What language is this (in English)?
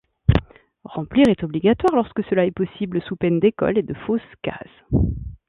French